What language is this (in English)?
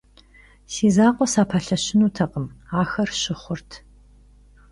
Kabardian